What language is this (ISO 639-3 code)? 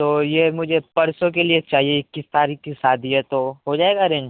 urd